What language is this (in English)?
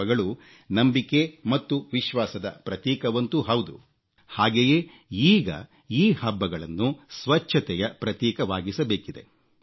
Kannada